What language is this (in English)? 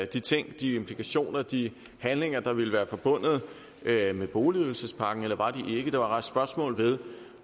Danish